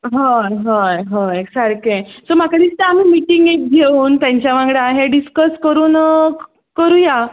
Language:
Konkani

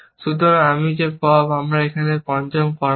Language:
Bangla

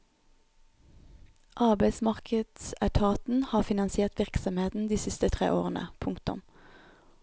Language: Norwegian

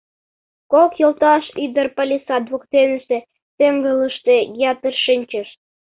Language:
Mari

